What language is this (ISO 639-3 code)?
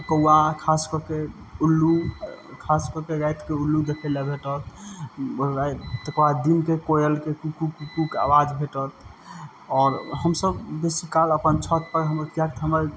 mai